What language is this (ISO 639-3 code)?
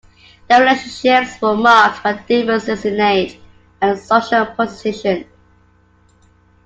eng